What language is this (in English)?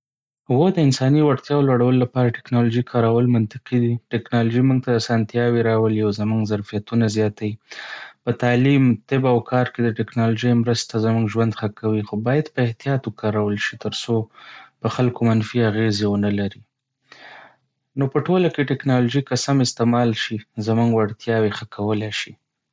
Pashto